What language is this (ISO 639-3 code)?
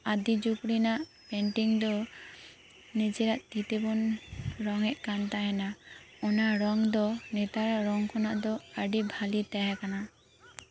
sat